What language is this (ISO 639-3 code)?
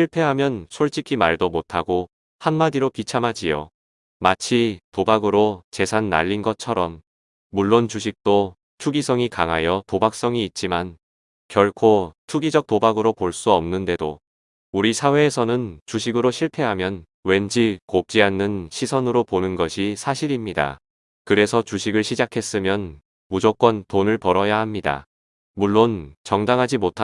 kor